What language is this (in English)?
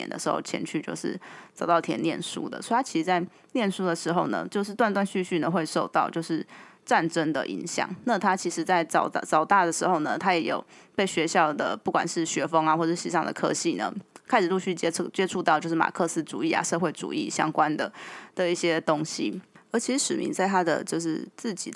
Chinese